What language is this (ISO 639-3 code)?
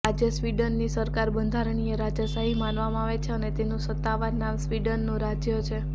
guj